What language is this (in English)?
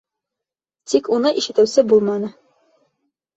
Bashkir